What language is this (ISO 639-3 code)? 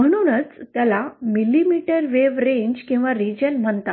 mar